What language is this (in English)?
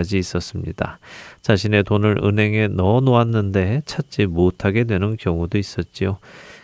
Korean